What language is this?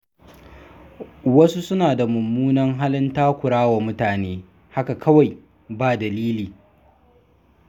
Hausa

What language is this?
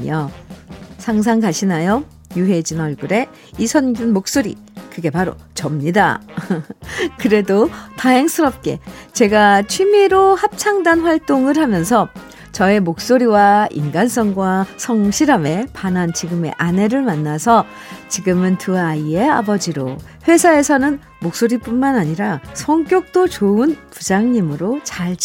Korean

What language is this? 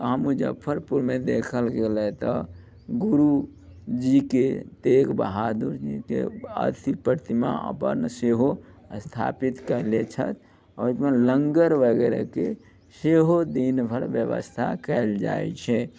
Maithili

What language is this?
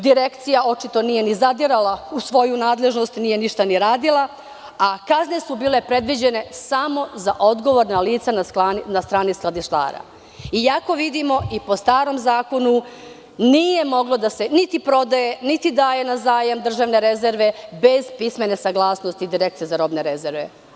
Serbian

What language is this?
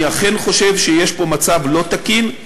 Hebrew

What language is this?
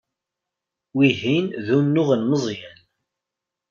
Kabyle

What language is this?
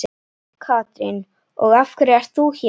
Icelandic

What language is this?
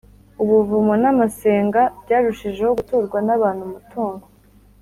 Kinyarwanda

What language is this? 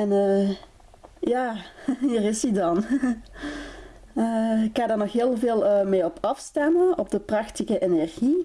Dutch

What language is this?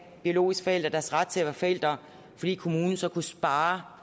Danish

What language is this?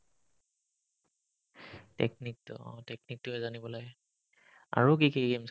Assamese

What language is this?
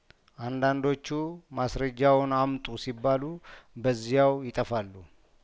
Amharic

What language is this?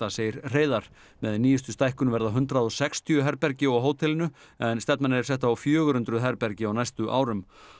Icelandic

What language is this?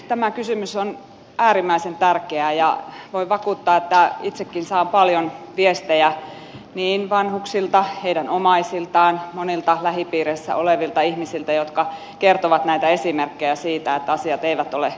Finnish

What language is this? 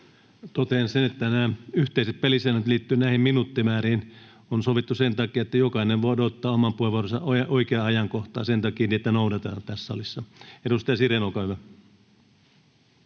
Finnish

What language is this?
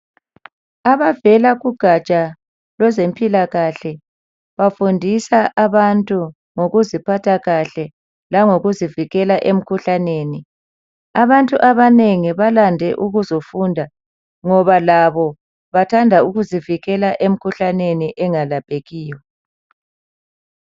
North Ndebele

